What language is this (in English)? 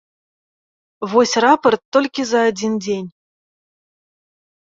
Belarusian